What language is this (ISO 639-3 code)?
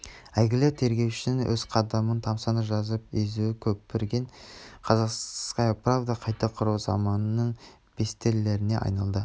kaz